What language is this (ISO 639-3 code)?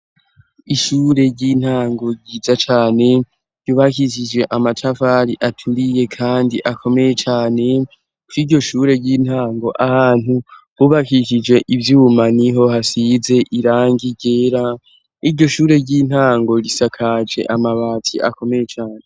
run